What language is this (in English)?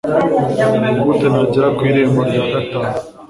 Kinyarwanda